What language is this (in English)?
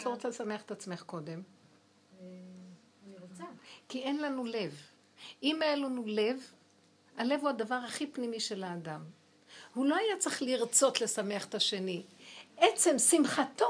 Hebrew